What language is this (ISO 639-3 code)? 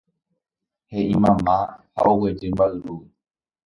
grn